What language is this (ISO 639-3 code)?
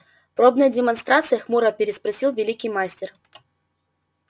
rus